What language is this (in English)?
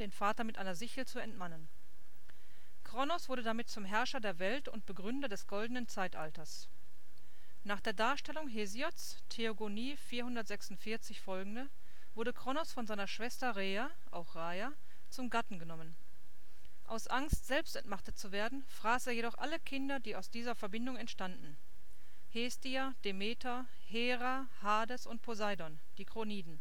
German